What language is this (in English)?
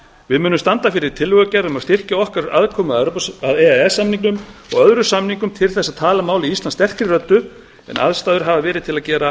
Icelandic